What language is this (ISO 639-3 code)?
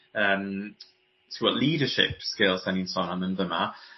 cym